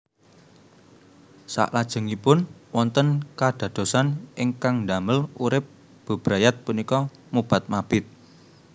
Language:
Javanese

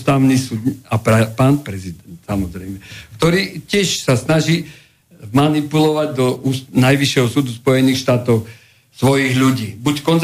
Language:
Slovak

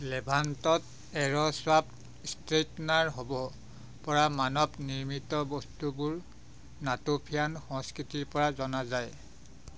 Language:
Assamese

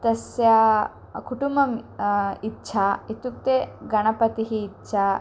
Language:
Sanskrit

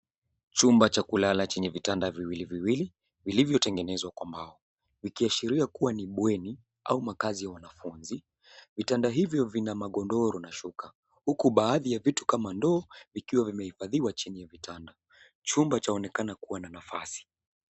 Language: Swahili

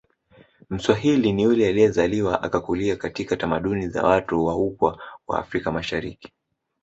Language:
Swahili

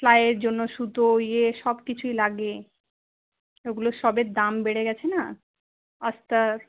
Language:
Bangla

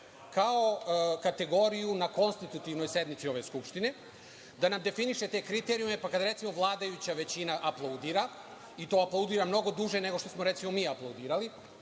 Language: Serbian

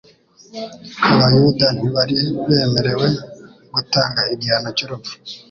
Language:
Kinyarwanda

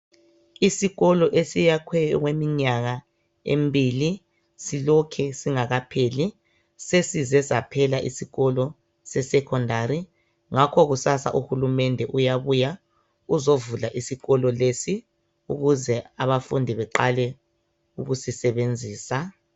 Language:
North Ndebele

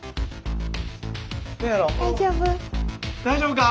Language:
Japanese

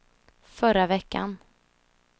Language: Swedish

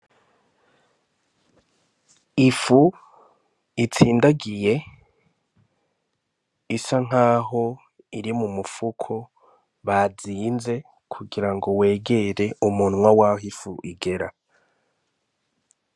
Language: Rundi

